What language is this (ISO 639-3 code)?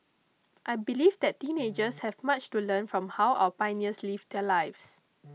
eng